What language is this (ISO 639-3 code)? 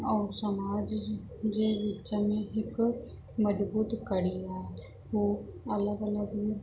snd